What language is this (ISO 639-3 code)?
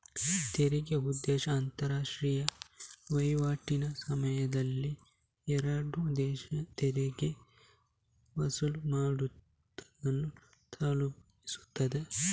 kan